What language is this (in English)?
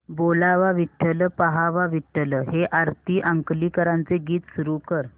Marathi